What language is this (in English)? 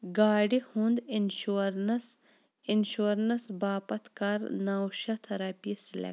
Kashmiri